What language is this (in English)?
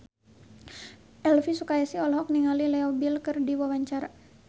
Sundanese